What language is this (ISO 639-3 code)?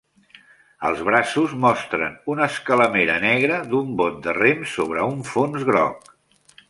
cat